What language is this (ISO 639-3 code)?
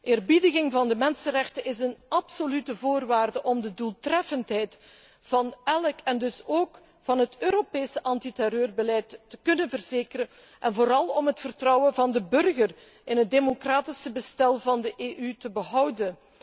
nld